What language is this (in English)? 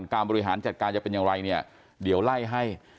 Thai